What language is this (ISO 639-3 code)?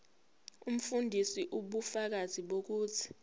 zul